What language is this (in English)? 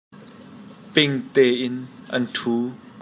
Hakha Chin